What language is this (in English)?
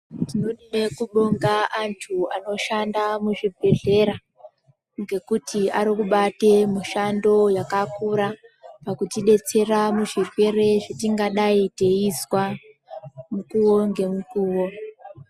Ndau